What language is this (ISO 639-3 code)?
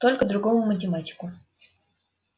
rus